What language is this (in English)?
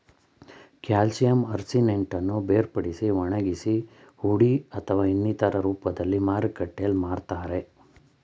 Kannada